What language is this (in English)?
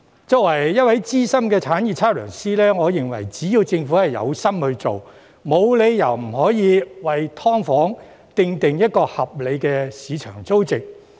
Cantonese